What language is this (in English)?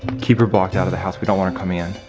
English